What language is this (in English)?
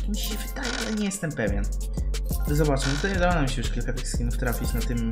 Polish